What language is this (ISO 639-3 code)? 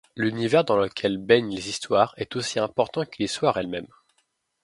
fra